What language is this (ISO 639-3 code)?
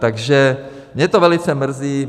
ces